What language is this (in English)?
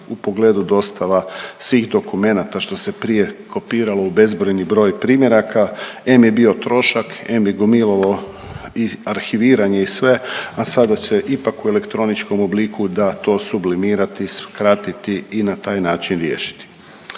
Croatian